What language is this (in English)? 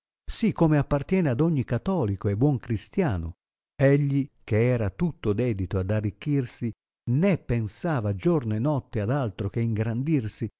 Italian